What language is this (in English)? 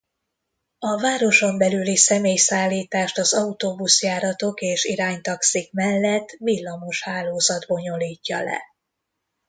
Hungarian